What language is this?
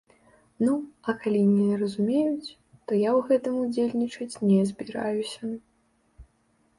Belarusian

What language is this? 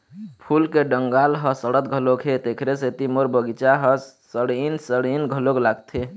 Chhattisgarhi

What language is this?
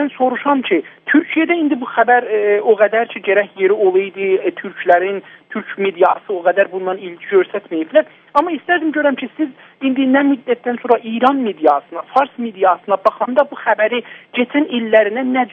Turkish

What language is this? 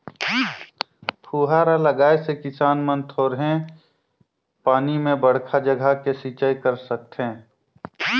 Chhattisgarhi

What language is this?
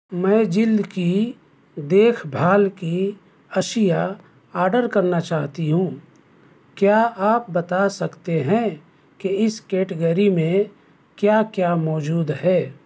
Urdu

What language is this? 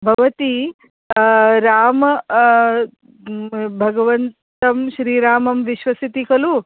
Sanskrit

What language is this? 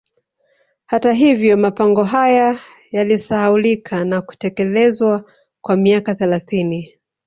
Swahili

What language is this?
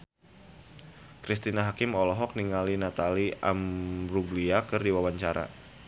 Sundanese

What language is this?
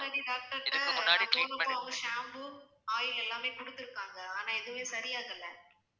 Tamil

